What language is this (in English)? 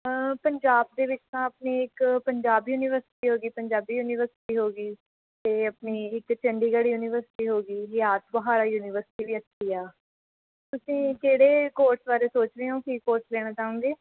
Punjabi